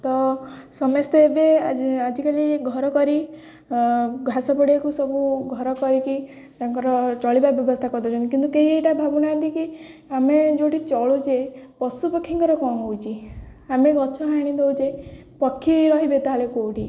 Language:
Odia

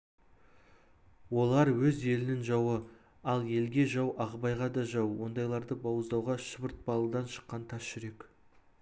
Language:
Kazakh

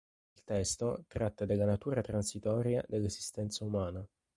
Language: Italian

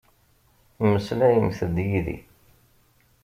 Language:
Kabyle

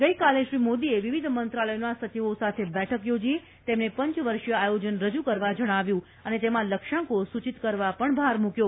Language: Gujarati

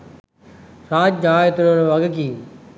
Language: Sinhala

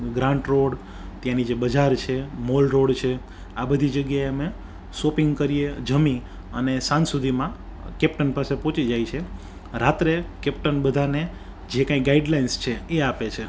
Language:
Gujarati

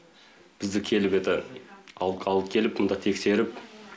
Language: Kazakh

